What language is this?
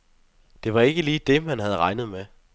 Danish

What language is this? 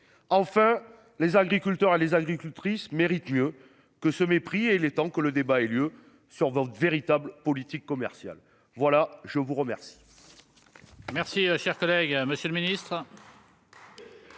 French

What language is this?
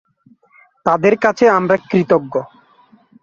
Bangla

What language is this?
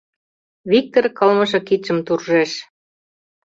Mari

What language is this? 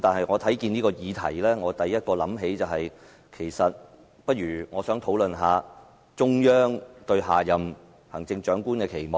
Cantonese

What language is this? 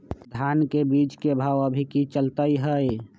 Magahi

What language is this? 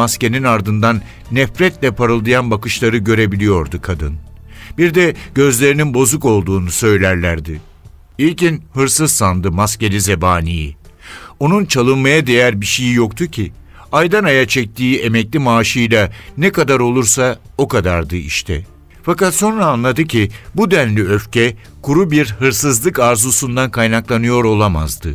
Turkish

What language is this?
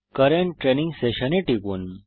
Bangla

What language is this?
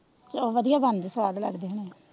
Punjabi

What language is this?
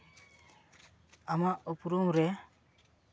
Santali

